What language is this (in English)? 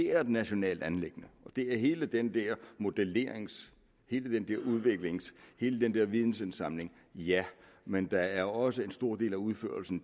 Danish